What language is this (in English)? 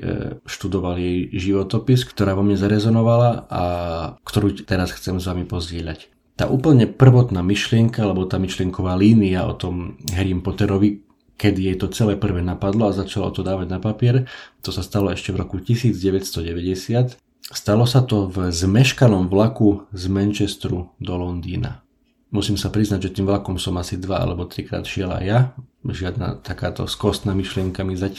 Slovak